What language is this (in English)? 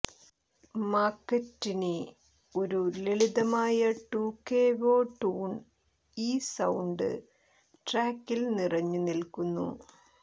Malayalam